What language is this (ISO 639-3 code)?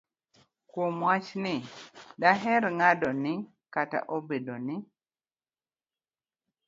luo